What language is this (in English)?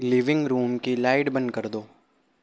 Urdu